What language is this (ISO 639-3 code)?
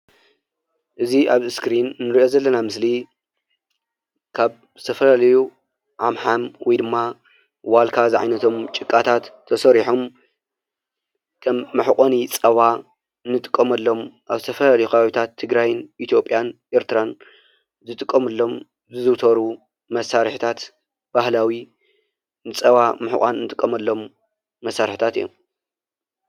tir